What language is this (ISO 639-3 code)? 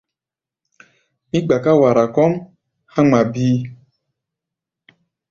gba